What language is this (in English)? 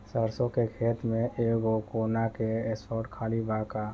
Bhojpuri